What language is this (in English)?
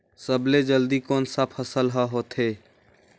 Chhattisgarhi